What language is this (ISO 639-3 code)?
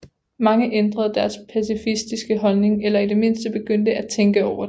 dan